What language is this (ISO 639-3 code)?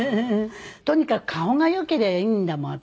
jpn